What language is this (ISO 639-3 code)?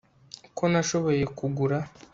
kin